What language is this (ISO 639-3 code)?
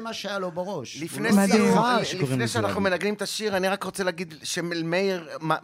heb